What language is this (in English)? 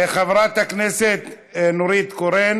Hebrew